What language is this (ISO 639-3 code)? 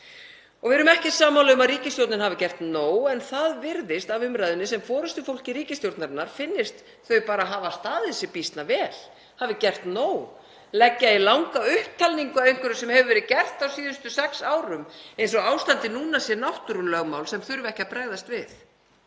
isl